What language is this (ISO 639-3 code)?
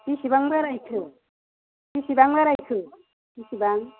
brx